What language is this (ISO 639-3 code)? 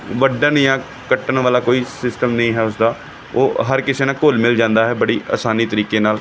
pan